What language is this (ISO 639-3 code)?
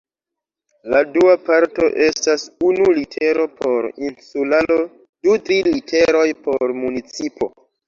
epo